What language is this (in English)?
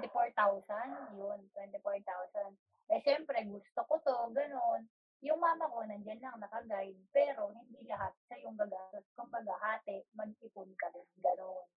Filipino